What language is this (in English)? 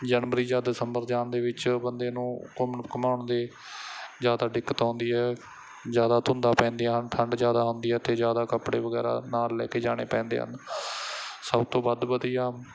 Punjabi